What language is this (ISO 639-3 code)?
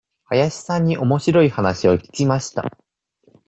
jpn